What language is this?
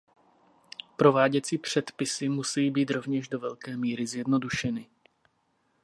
Czech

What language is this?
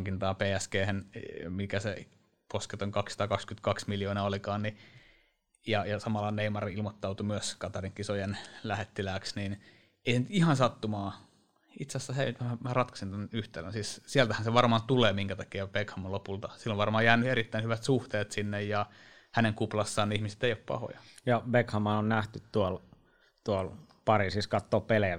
Finnish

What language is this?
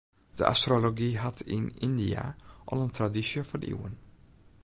Western Frisian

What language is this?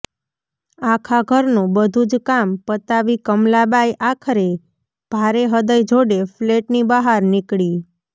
Gujarati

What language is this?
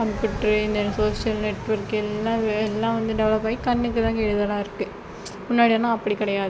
Tamil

